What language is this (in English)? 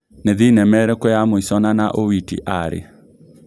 Kikuyu